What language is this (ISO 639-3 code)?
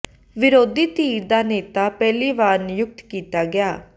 pan